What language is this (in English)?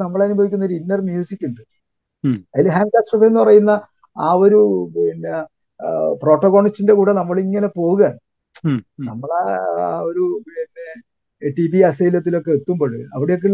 Malayalam